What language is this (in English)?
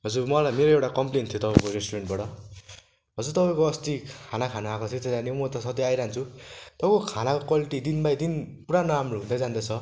Nepali